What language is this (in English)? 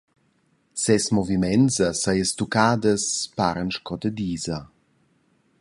Romansh